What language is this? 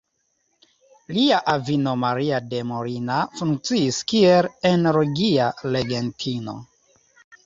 Esperanto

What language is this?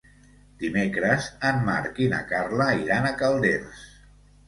Catalan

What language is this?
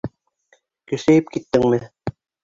Bashkir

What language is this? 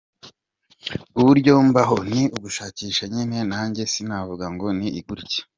Kinyarwanda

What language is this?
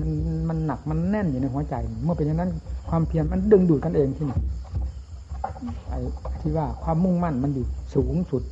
Thai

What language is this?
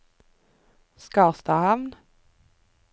Norwegian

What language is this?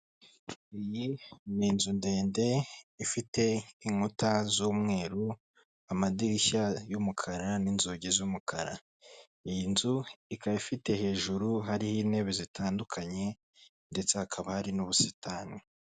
Kinyarwanda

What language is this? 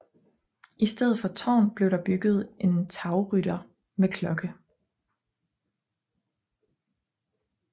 Danish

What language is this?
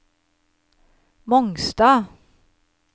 Norwegian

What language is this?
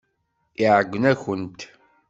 Kabyle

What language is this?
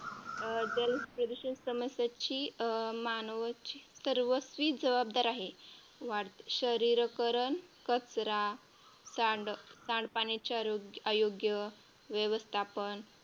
Marathi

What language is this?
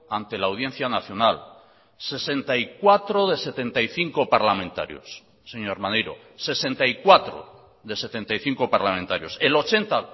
Spanish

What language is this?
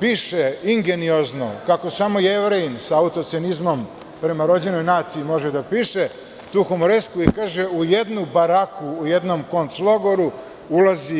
Serbian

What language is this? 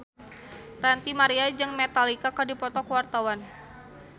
Sundanese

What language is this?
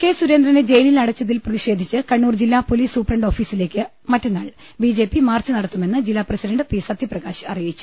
Malayalam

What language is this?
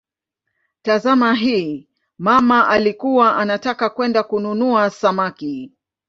Swahili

